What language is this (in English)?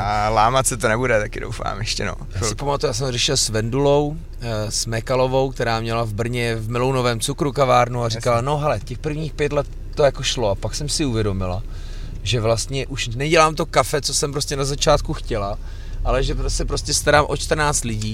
Czech